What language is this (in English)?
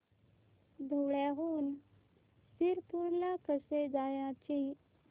Marathi